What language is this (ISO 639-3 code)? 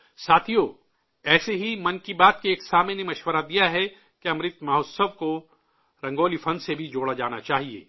urd